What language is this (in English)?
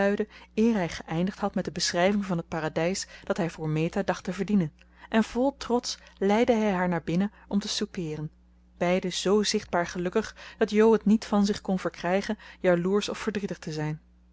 Dutch